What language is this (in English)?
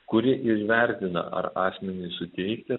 Lithuanian